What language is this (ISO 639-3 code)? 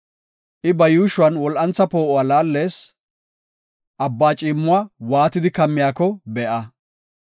gof